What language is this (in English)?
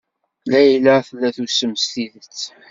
Kabyle